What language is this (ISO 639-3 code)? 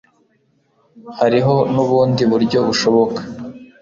kin